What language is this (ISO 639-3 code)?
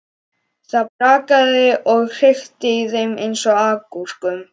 isl